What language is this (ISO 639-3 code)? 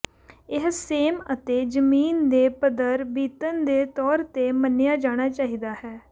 pan